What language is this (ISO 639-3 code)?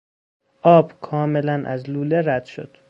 fas